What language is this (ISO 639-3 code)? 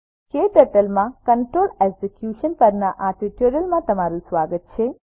guj